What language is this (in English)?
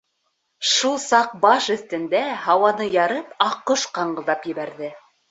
Bashkir